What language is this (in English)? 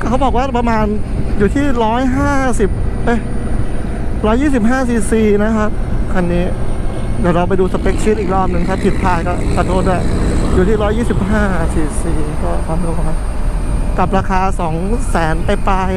Thai